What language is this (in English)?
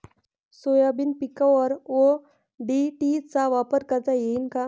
Marathi